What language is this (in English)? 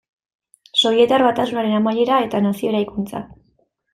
Basque